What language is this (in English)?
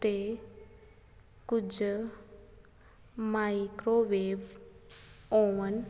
Punjabi